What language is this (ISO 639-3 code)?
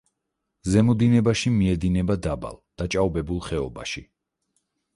kat